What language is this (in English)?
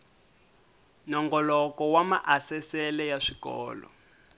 Tsonga